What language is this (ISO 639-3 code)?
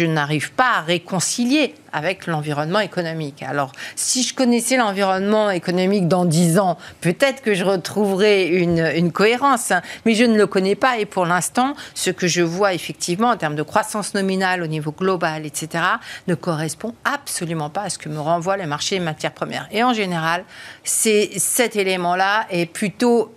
fra